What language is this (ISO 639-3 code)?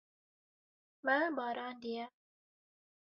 kur